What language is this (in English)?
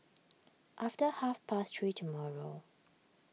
English